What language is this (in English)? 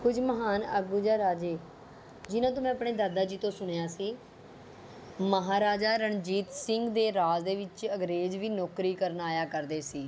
Punjabi